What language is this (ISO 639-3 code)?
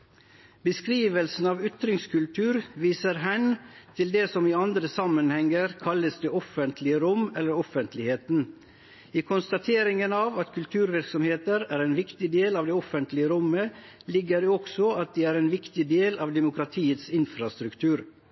nno